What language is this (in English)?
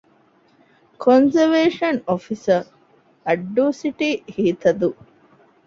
Divehi